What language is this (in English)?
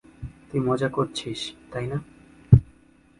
Bangla